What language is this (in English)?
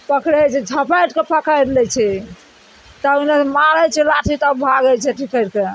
Maithili